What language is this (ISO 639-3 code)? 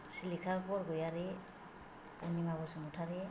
brx